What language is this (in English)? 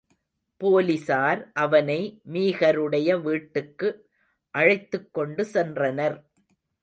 Tamil